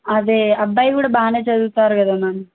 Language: Telugu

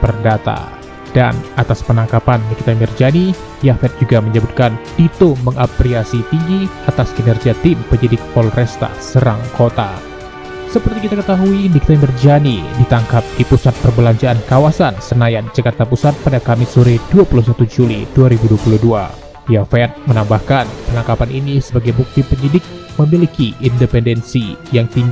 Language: Indonesian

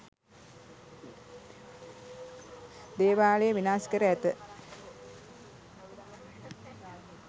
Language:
Sinhala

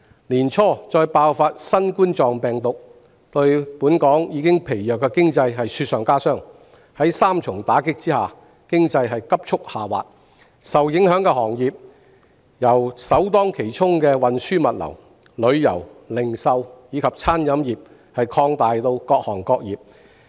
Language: Cantonese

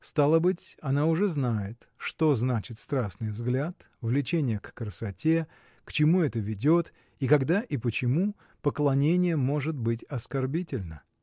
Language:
Russian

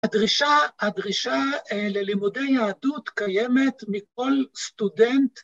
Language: Hebrew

